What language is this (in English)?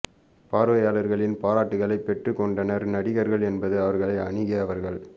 Tamil